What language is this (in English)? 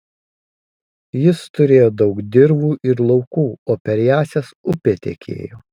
Lithuanian